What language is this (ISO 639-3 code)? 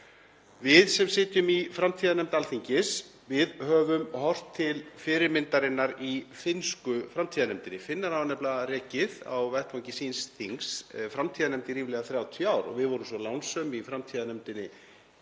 isl